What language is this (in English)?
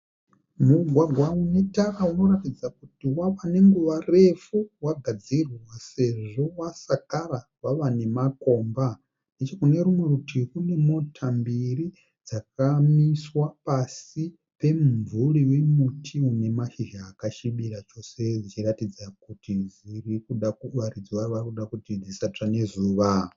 Shona